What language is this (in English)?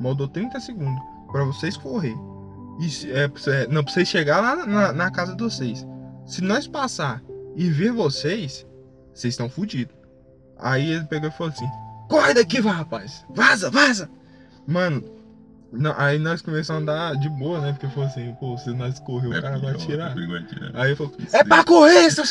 Portuguese